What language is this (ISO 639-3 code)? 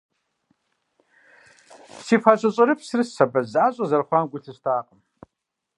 kbd